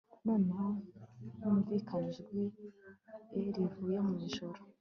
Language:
Kinyarwanda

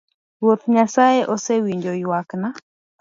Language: Luo (Kenya and Tanzania)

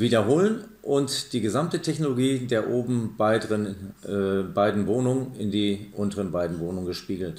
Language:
German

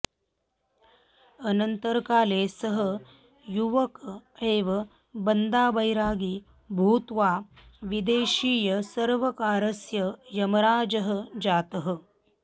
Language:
Sanskrit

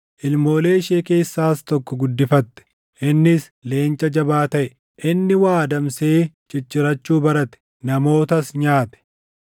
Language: Oromo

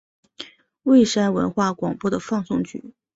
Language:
Chinese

